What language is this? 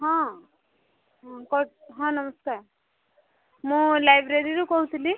Odia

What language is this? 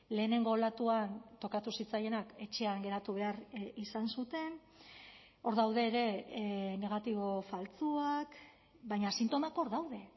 Basque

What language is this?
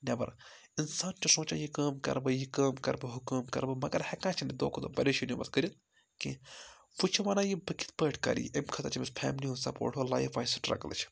Kashmiri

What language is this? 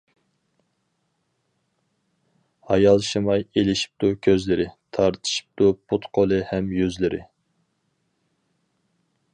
Uyghur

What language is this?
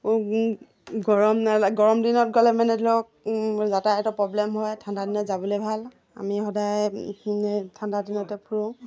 Assamese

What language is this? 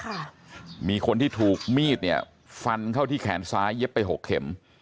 Thai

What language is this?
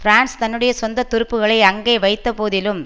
Tamil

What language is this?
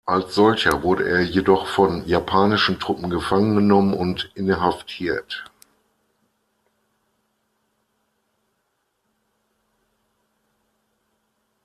German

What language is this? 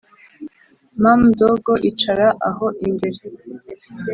Kinyarwanda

